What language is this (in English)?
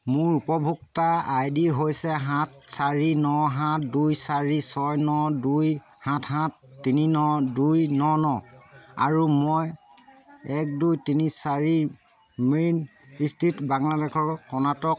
Assamese